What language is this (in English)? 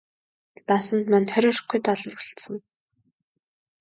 Mongolian